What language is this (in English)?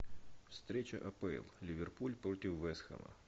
Russian